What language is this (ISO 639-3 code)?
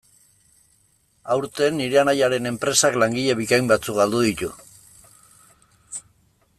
eus